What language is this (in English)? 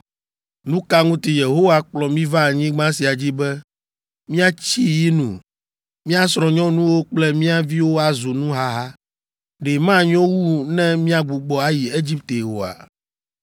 Ewe